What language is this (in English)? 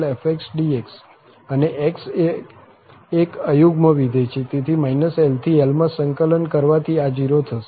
Gujarati